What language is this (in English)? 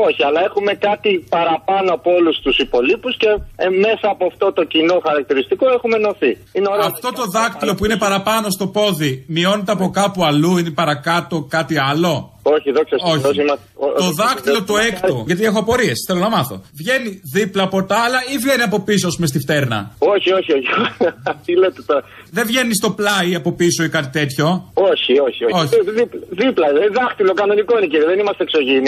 Greek